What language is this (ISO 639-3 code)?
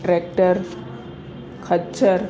snd